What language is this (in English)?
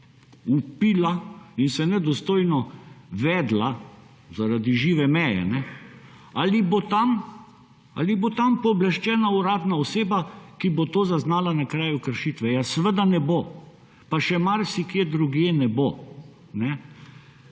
Slovenian